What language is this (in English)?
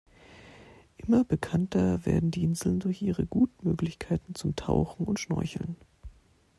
German